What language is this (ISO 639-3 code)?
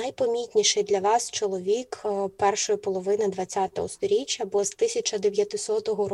ukr